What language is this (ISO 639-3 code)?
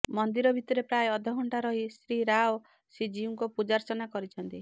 ori